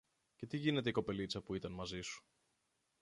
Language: Greek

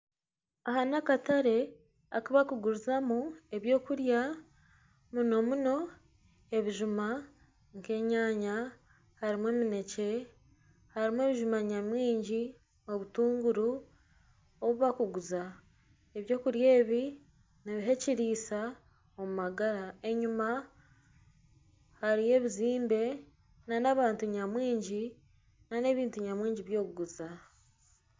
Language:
Nyankole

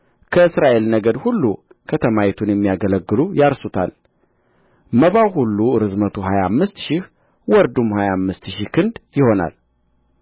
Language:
Amharic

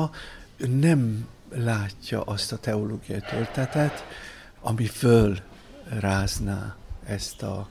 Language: Hungarian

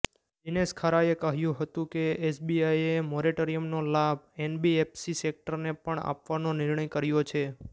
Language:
Gujarati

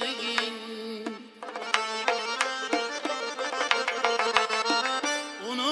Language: Uzbek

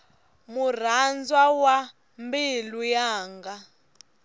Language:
Tsonga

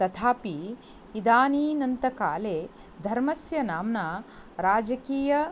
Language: Sanskrit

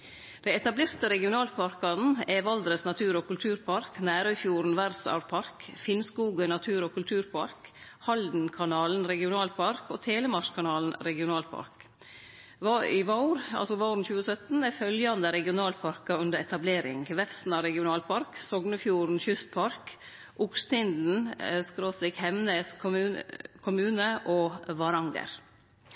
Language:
Norwegian Nynorsk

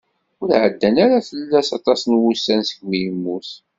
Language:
Kabyle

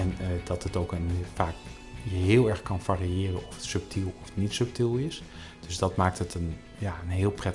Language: Dutch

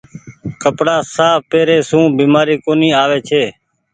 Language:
Goaria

